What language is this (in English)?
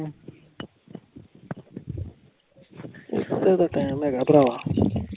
Punjabi